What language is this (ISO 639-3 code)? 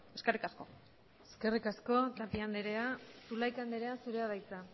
eus